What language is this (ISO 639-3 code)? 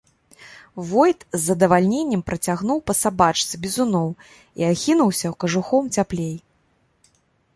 bel